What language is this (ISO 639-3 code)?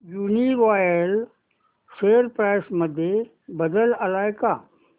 mar